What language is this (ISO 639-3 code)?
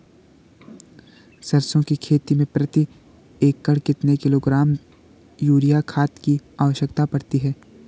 hin